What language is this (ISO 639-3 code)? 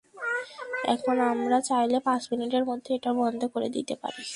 ben